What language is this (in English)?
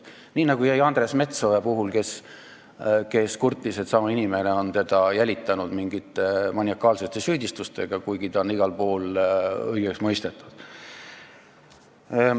Estonian